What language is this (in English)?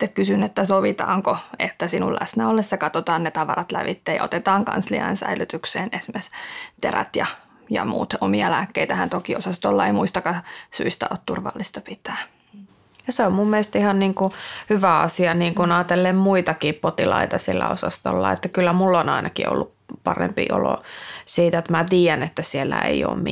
Finnish